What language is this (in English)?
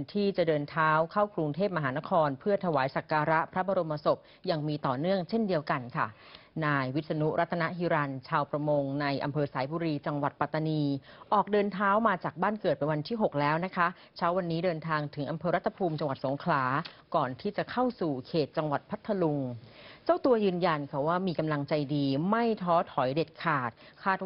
Thai